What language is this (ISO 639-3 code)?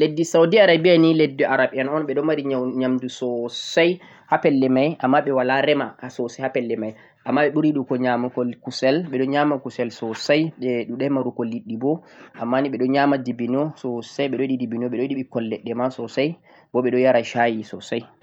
fuq